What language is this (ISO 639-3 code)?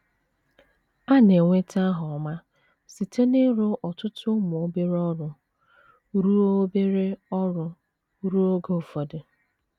ibo